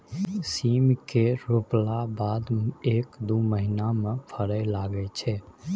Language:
Maithili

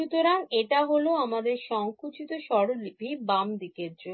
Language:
Bangla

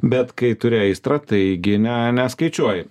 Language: Lithuanian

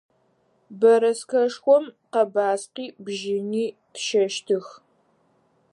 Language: Adyghe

